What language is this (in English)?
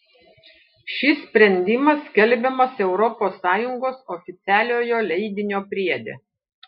Lithuanian